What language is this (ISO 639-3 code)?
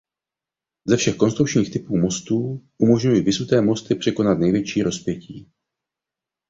ces